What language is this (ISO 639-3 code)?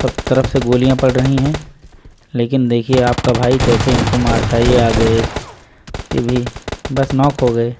hin